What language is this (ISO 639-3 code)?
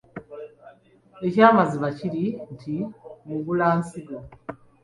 lug